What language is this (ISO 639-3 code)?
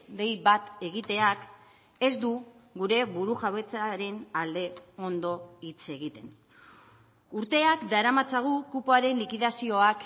eus